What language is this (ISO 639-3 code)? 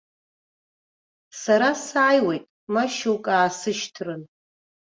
abk